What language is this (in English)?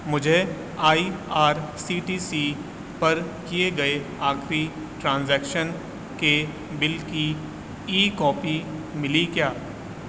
Urdu